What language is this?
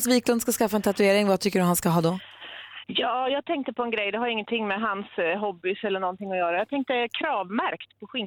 Swedish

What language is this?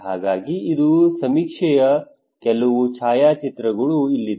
Kannada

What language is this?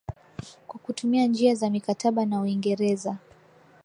Swahili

